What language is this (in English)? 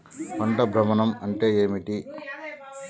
Telugu